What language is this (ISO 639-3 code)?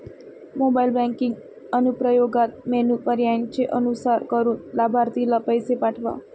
mar